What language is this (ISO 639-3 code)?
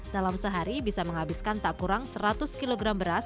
ind